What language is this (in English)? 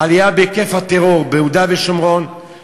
Hebrew